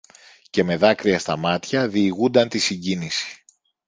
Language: Greek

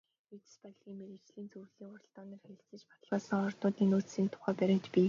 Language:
Mongolian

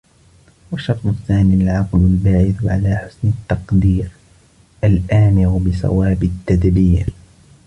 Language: Arabic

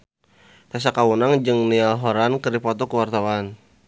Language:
Sundanese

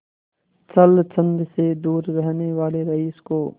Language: Hindi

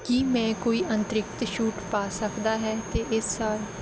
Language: Punjabi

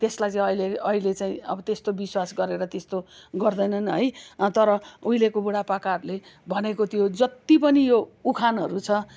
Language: Nepali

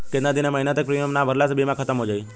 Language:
Bhojpuri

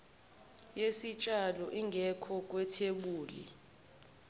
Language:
Zulu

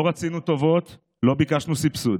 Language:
Hebrew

